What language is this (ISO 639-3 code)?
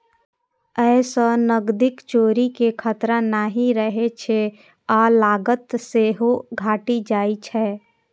mai